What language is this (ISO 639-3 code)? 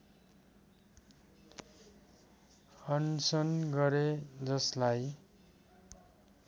nep